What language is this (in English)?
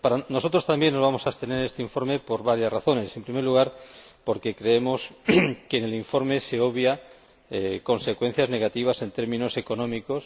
Spanish